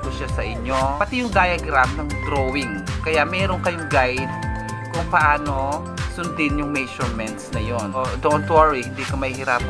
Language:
Filipino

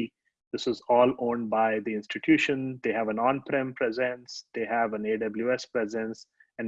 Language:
English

